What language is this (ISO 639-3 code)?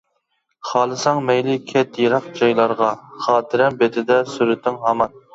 uig